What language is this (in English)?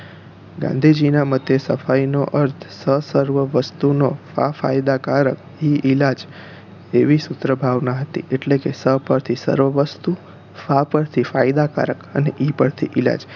Gujarati